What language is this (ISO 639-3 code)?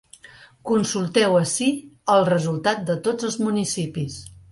cat